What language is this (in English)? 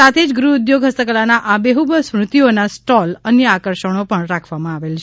Gujarati